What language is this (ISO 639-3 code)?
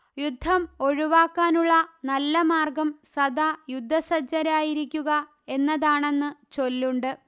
mal